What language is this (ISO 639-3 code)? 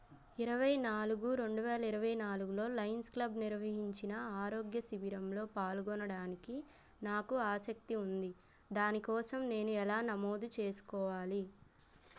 tel